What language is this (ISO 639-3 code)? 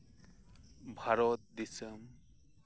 sat